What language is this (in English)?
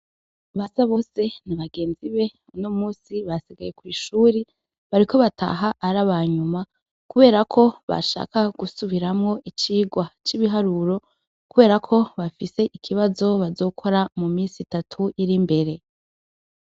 Rundi